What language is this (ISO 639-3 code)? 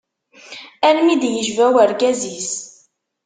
kab